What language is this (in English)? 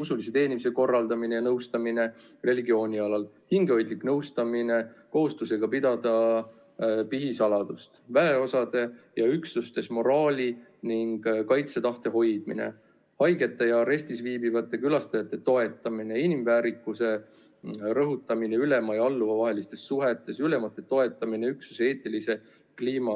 Estonian